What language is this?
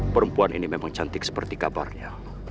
Indonesian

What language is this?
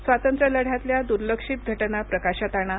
Marathi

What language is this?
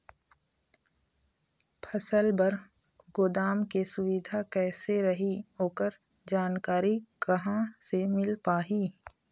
Chhattisgarhi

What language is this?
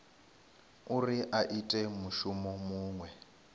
Venda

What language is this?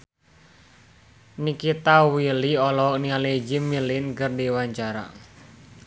Sundanese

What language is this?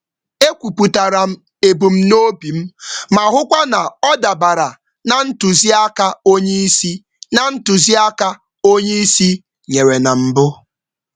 Igbo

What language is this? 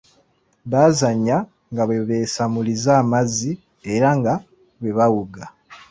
Ganda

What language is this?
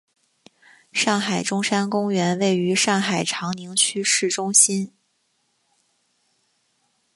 Chinese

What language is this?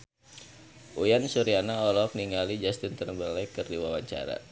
Sundanese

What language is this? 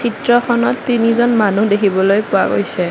Assamese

